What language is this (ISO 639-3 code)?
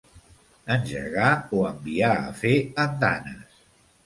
cat